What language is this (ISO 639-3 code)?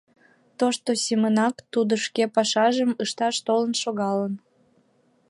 chm